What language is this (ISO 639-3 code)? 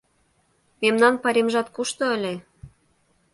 chm